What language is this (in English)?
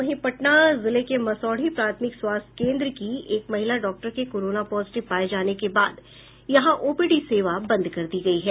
Hindi